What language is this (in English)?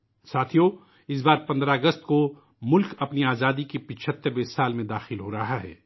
Urdu